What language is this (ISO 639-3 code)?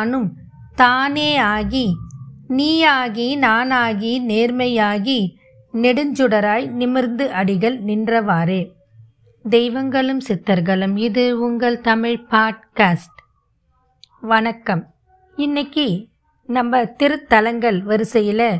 tam